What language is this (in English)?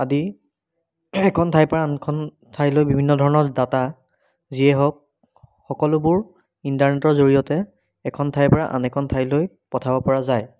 Assamese